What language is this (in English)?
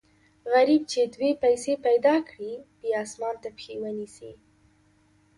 Pashto